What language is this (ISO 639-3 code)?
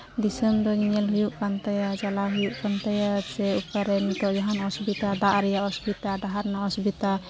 sat